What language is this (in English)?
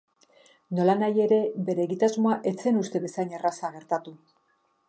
Basque